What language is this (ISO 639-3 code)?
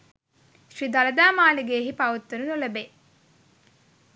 sin